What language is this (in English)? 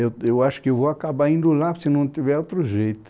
Portuguese